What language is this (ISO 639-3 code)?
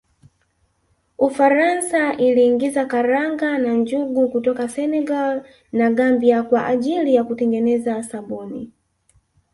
swa